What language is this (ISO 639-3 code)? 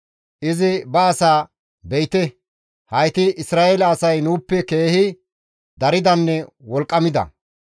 gmv